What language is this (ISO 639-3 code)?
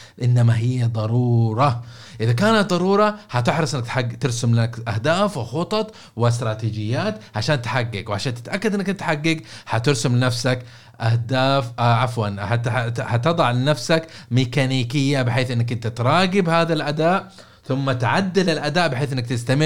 ara